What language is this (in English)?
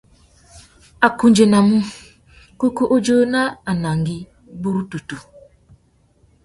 Tuki